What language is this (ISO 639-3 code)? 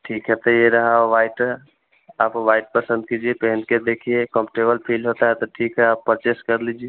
hin